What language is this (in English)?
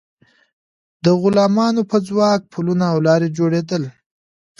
Pashto